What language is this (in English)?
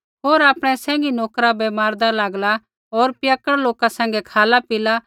Kullu Pahari